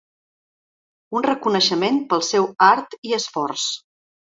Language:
Catalan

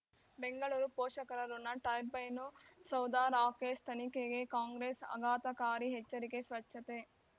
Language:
Kannada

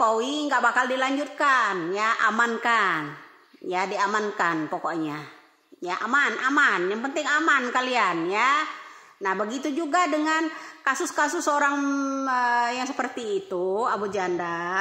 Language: Indonesian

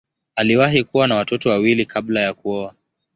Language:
Swahili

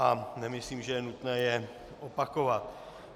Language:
Czech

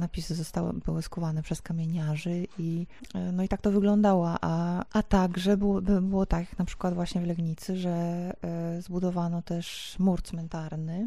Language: Polish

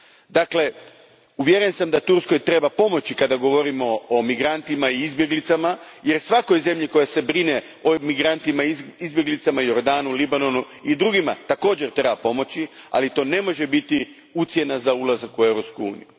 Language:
Croatian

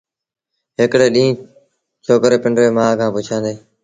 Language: Sindhi Bhil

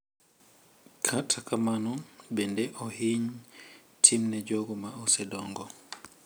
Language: Luo (Kenya and Tanzania)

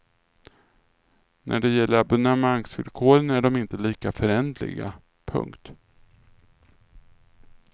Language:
Swedish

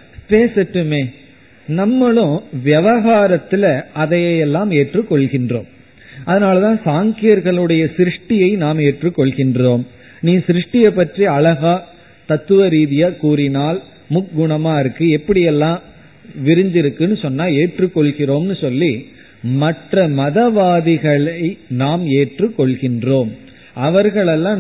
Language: Tamil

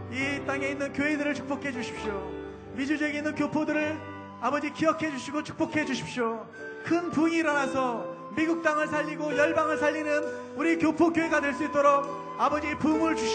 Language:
Korean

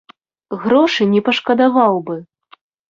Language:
Belarusian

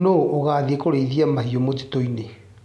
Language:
Kikuyu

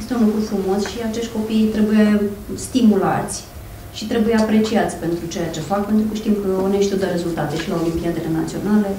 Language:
Romanian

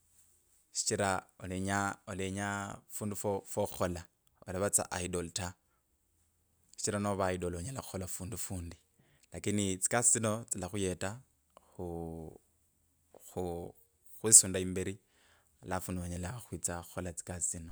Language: Kabras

